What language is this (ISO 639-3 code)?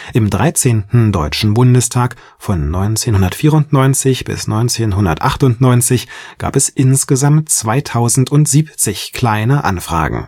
deu